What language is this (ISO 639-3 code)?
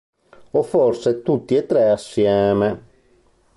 ita